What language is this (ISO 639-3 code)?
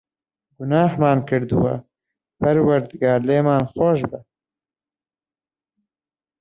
ckb